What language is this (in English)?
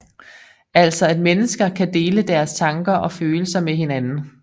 Danish